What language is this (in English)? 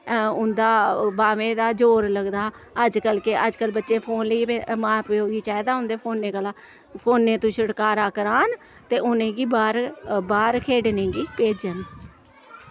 Dogri